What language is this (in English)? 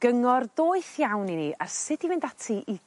Welsh